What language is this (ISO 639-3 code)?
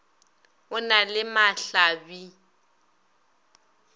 nso